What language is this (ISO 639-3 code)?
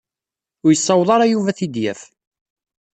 kab